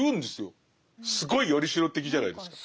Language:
Japanese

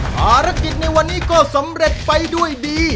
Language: Thai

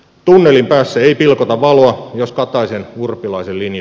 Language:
Finnish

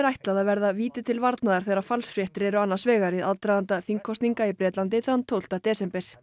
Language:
Icelandic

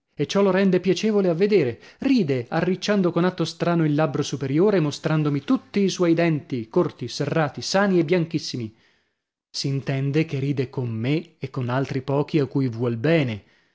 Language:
Italian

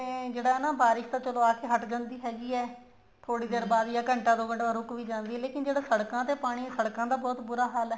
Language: Punjabi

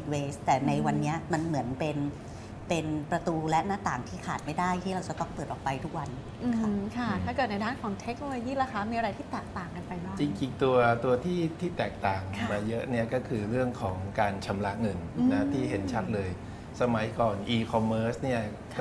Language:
Thai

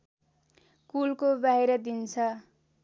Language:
Nepali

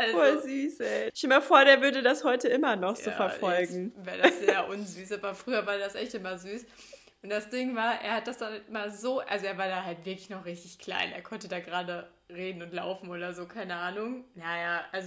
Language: German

